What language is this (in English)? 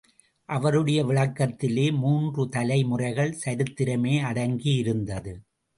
Tamil